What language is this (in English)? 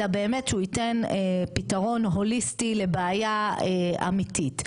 Hebrew